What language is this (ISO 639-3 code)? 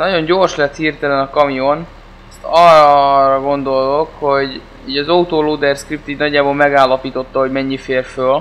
hun